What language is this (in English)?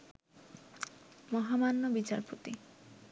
Bangla